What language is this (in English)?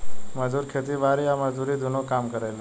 Bhojpuri